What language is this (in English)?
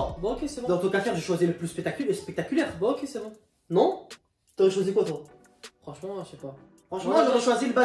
French